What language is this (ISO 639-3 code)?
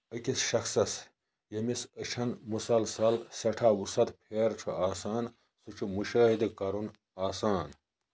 kas